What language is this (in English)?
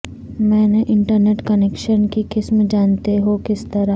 Urdu